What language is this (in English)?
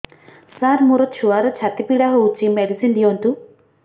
Odia